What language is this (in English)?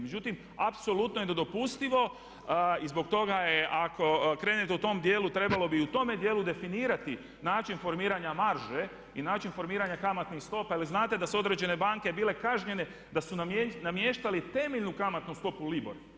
Croatian